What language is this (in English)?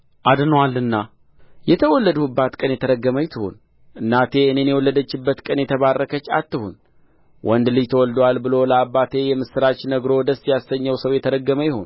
Amharic